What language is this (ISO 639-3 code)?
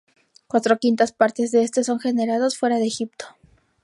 spa